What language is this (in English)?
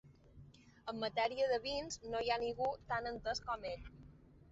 Catalan